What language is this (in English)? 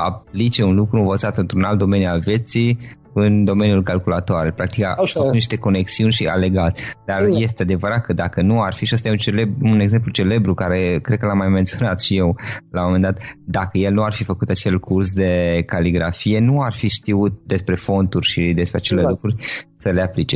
Romanian